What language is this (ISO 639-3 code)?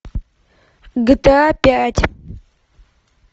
rus